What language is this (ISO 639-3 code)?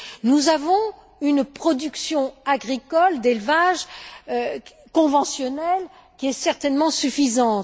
fra